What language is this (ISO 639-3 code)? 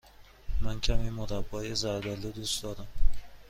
fas